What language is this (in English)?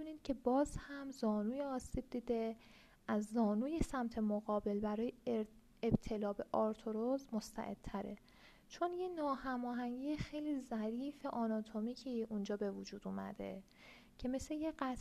Persian